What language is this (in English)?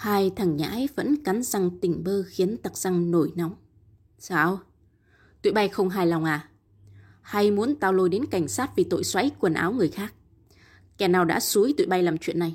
Vietnamese